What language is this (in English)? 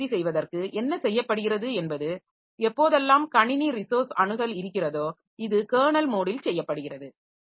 Tamil